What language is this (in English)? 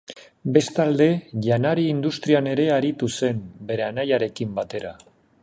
Basque